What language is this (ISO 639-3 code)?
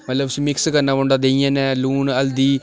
doi